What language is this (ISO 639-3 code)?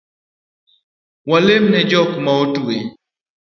luo